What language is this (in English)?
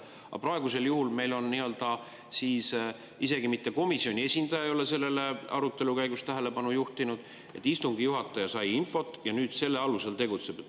Estonian